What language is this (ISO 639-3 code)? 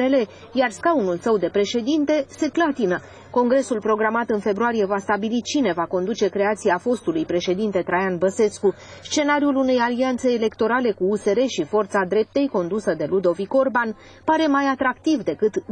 ron